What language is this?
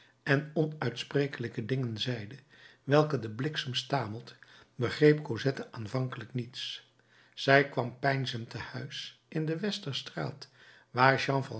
Dutch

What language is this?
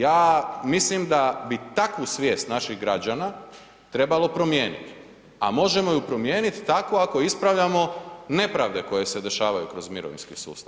Croatian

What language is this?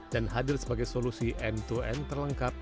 Indonesian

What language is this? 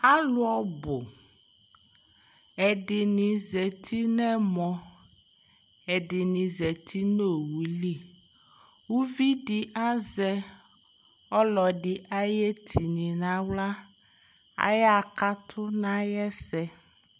Ikposo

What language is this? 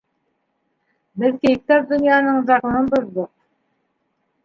Bashkir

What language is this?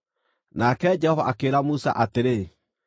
Kikuyu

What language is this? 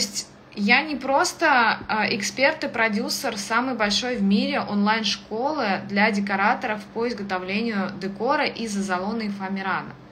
Russian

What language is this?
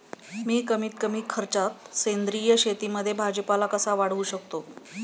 Marathi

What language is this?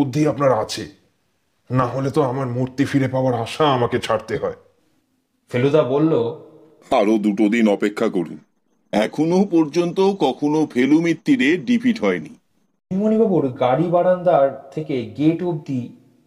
Bangla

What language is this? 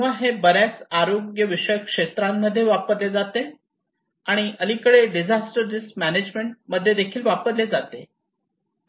Marathi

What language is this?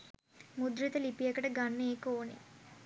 Sinhala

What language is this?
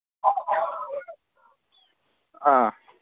Manipuri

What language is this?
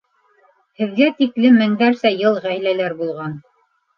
Bashkir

